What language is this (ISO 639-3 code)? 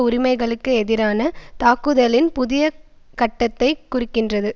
tam